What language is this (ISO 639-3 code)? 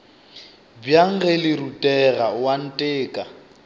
nso